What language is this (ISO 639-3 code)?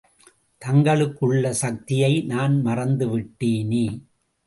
tam